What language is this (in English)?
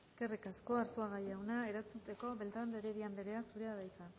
Basque